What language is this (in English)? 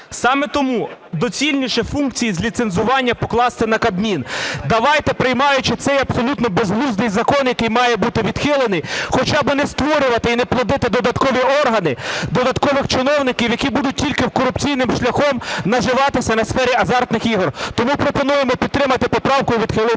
Ukrainian